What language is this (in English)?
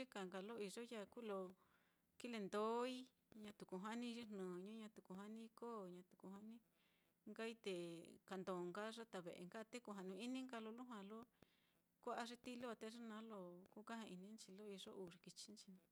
Mitlatongo Mixtec